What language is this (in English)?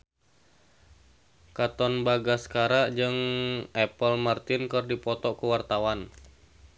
Sundanese